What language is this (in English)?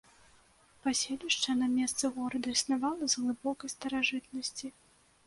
Belarusian